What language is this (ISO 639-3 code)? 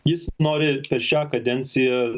lit